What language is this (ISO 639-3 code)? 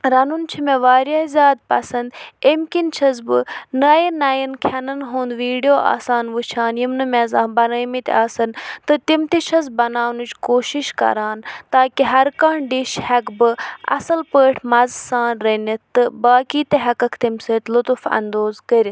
kas